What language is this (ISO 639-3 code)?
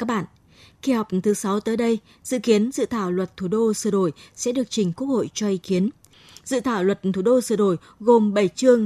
vie